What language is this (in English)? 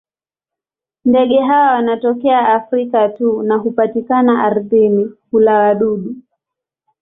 Swahili